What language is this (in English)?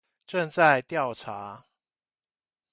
Chinese